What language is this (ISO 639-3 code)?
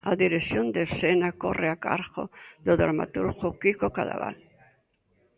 glg